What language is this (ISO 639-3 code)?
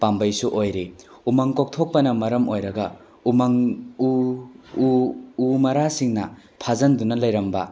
mni